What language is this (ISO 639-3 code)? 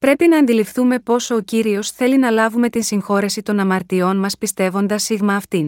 ell